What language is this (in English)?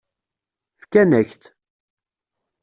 Kabyle